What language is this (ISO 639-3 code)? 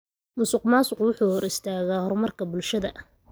som